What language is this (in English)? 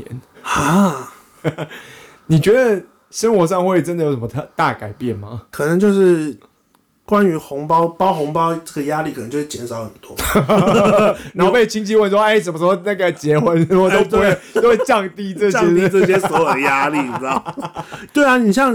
Chinese